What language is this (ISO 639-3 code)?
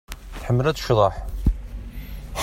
kab